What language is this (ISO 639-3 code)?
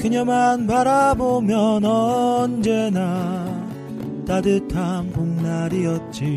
kor